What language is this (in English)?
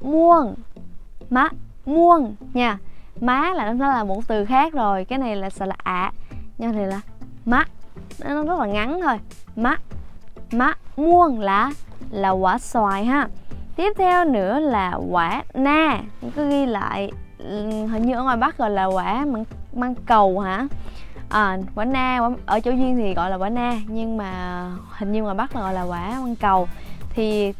Vietnamese